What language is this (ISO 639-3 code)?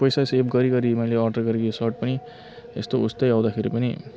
nep